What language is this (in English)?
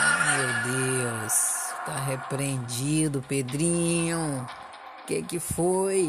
Portuguese